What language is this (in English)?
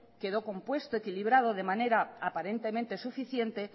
Spanish